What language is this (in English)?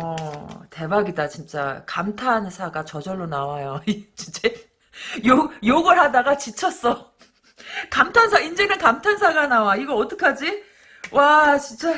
Korean